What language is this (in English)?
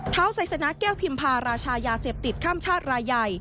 Thai